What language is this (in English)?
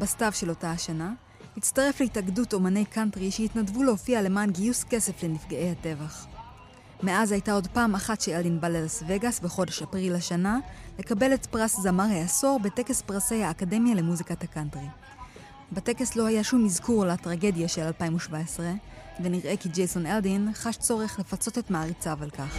Hebrew